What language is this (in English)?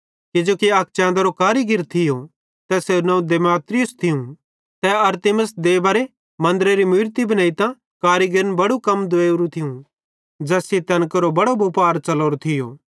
Bhadrawahi